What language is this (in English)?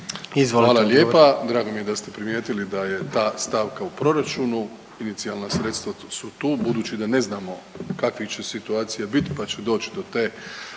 Croatian